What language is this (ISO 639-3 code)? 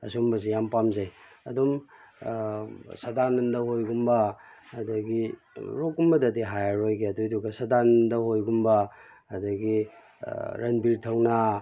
mni